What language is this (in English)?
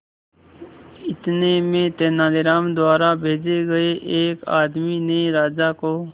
Hindi